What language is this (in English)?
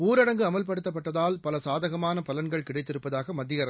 Tamil